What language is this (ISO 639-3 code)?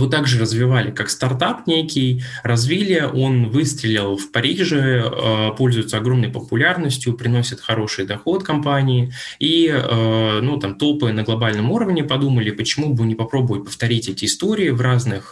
rus